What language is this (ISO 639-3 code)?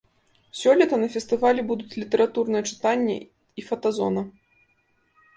bel